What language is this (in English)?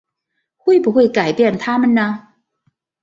Chinese